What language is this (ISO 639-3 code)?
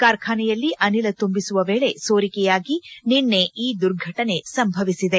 kan